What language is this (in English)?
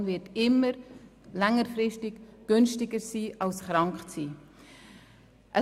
Swiss German